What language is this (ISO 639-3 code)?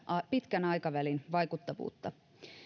fin